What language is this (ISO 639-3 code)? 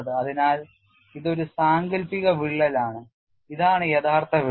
mal